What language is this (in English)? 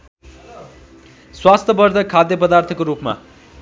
Nepali